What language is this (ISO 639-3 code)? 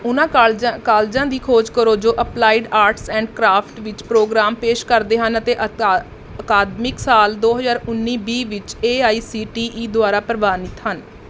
pan